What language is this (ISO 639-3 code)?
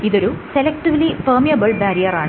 mal